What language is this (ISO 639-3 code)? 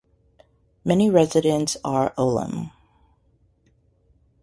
eng